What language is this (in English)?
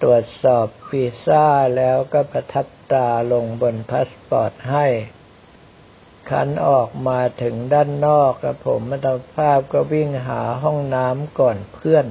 Thai